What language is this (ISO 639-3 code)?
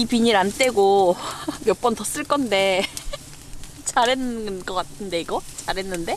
kor